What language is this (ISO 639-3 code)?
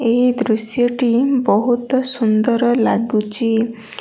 ori